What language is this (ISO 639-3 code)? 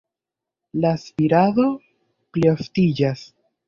epo